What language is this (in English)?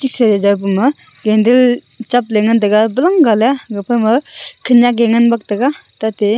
Wancho Naga